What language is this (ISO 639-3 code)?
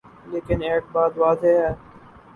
urd